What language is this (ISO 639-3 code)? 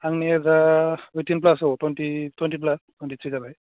brx